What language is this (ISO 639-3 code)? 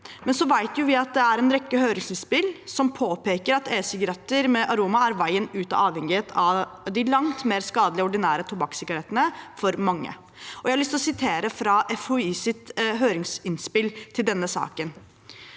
nor